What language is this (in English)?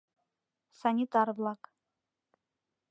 Mari